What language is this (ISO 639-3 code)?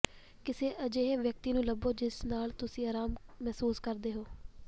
pan